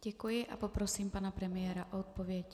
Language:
Czech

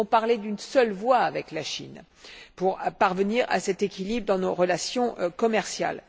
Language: French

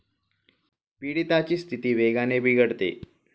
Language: Marathi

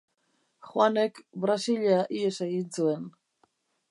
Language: Basque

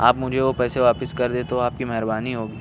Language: Urdu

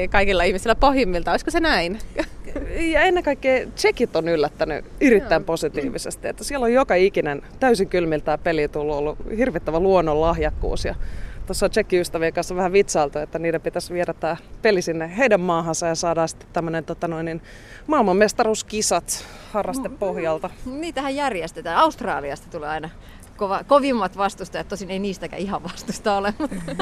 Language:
Finnish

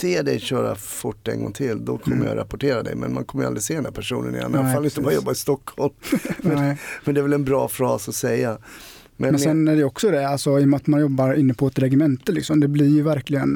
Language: Swedish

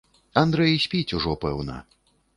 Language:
Belarusian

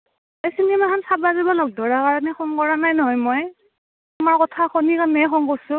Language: Assamese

